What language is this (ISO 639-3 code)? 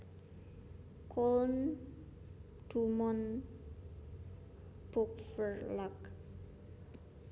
jav